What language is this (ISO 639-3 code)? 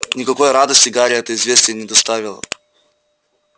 rus